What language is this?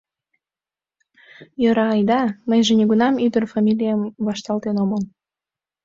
Mari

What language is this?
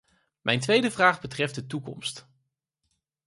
Dutch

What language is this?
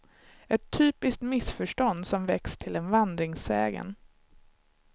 Swedish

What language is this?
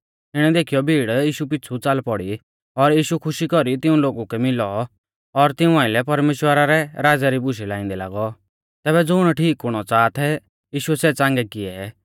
Mahasu Pahari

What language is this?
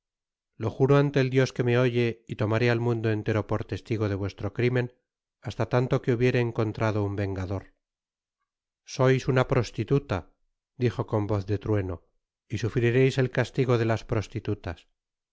Spanish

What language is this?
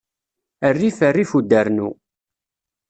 Kabyle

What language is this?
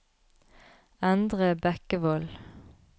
Norwegian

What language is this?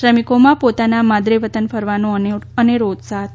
Gujarati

